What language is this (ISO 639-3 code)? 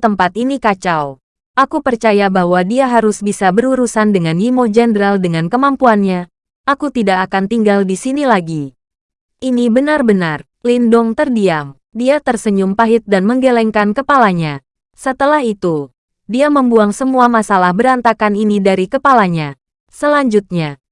ind